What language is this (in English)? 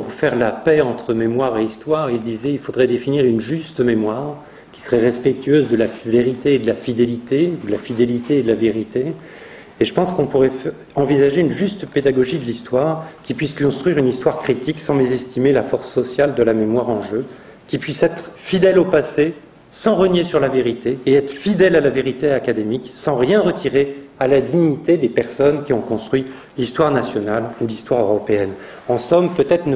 French